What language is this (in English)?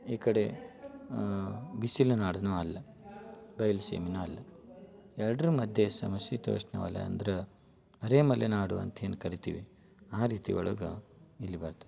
Kannada